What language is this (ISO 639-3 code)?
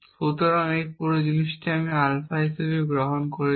ben